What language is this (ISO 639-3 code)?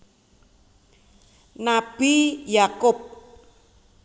jav